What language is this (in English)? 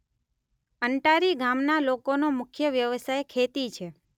Gujarati